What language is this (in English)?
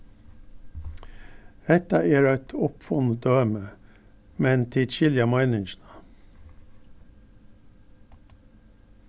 Faroese